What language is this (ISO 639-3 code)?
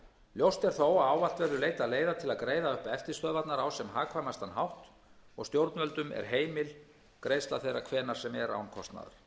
isl